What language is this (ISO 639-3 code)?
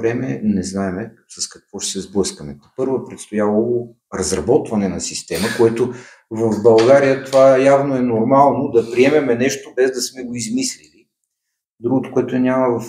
bul